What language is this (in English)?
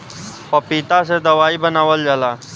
Bhojpuri